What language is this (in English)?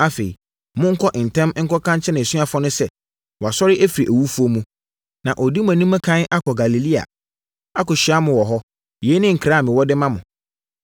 Akan